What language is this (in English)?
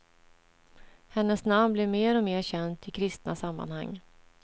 Swedish